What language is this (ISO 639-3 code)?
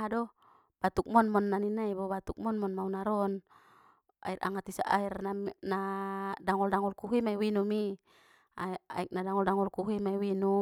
btm